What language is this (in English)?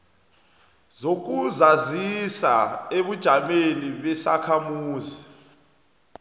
South Ndebele